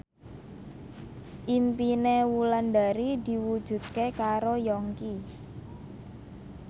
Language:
Javanese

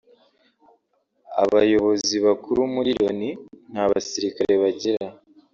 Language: Kinyarwanda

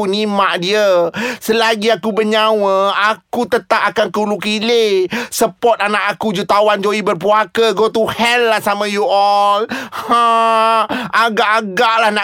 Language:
Malay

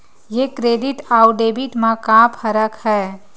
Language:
Chhattisgarhi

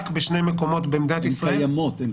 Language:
Hebrew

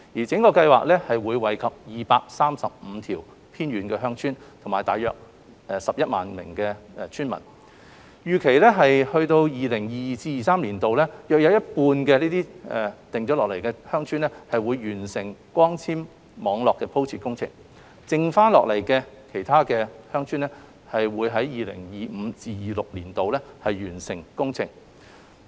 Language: Cantonese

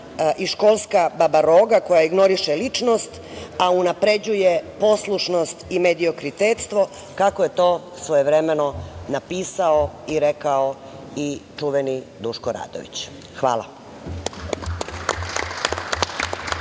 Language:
Serbian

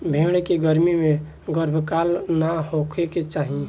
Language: Bhojpuri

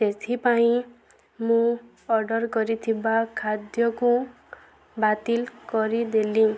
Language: Odia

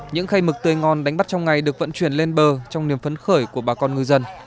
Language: Vietnamese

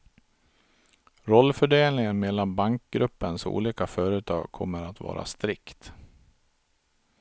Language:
Swedish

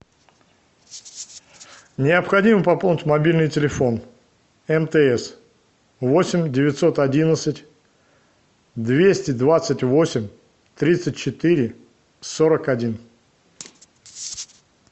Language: Russian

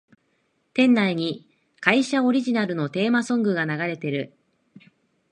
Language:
Japanese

